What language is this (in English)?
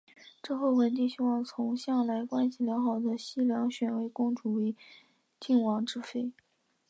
Chinese